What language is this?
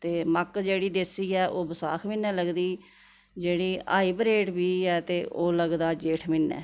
Dogri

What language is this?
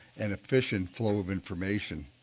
English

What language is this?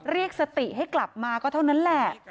Thai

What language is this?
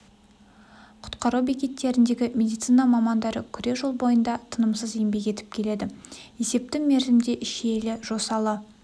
Kazakh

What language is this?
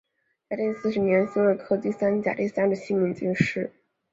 Chinese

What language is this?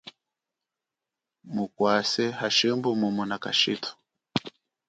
Chokwe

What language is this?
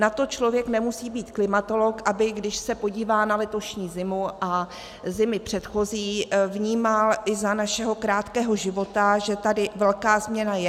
Czech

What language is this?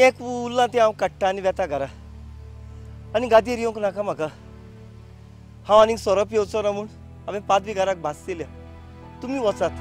Hindi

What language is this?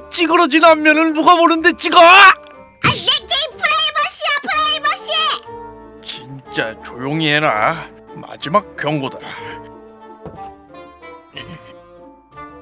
Korean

